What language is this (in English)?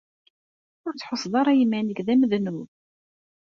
Kabyle